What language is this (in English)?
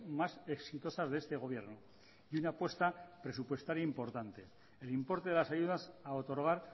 Spanish